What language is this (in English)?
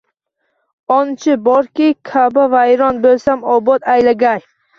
Uzbek